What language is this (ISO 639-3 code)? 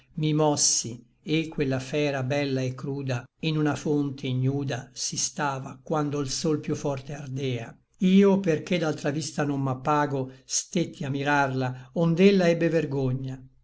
ita